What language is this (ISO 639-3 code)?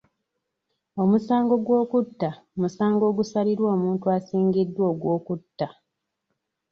lug